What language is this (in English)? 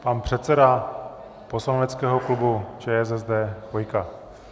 Czech